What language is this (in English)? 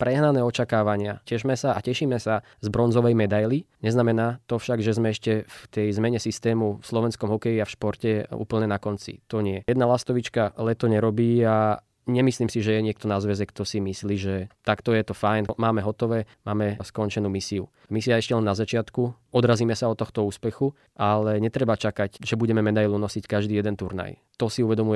Slovak